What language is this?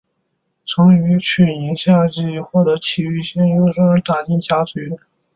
Chinese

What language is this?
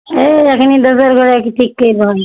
Maithili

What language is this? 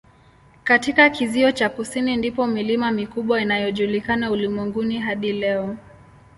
Swahili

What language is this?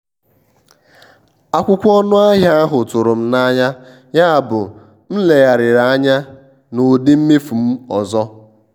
Igbo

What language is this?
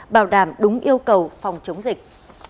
Vietnamese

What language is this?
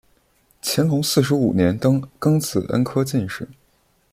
Chinese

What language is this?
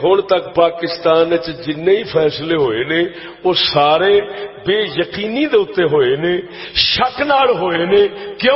Urdu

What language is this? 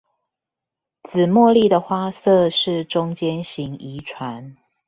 Chinese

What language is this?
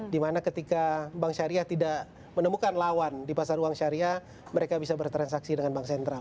Indonesian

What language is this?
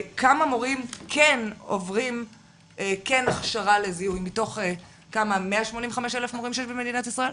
Hebrew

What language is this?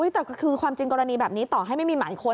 Thai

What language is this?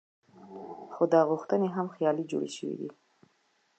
Pashto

